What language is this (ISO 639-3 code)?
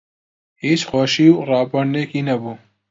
ckb